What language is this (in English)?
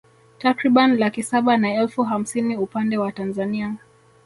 Swahili